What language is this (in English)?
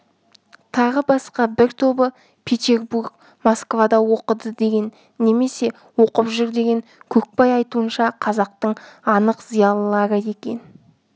Kazakh